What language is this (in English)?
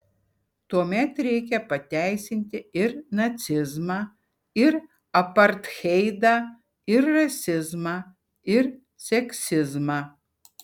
Lithuanian